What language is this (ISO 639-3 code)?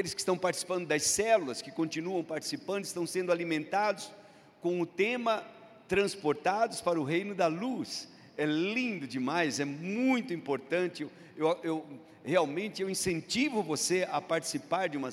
por